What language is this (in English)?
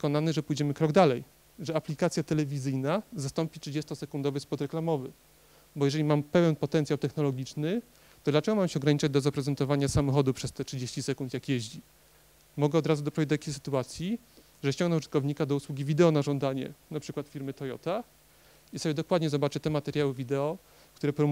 Polish